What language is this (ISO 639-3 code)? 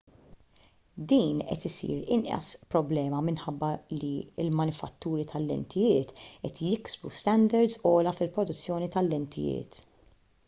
mlt